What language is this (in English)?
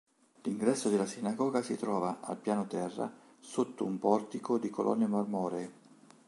Italian